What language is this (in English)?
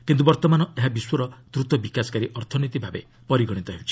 Odia